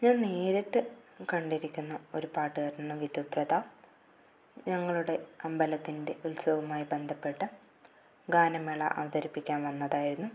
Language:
Malayalam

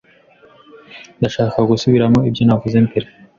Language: Kinyarwanda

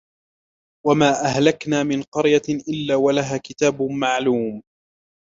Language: Arabic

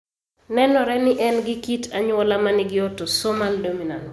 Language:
Luo (Kenya and Tanzania)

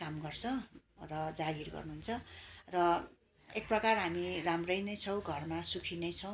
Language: Nepali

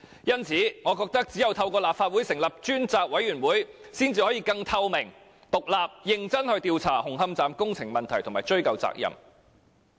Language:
Cantonese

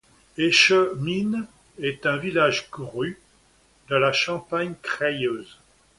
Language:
French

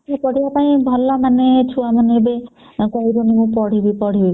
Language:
Odia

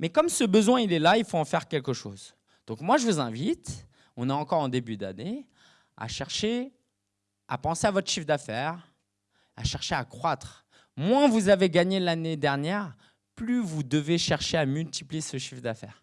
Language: French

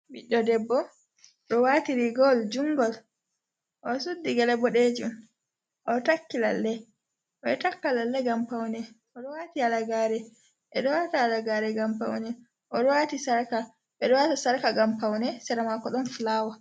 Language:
Fula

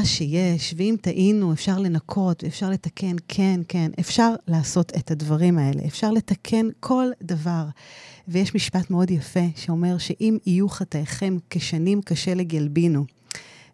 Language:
Hebrew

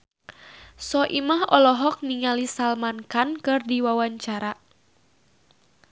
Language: Sundanese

